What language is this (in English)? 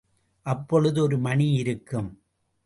Tamil